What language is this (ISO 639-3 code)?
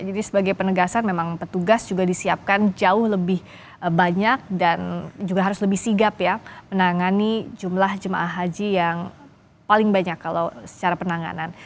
ind